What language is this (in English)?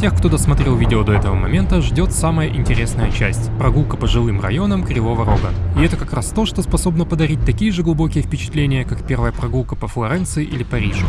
Russian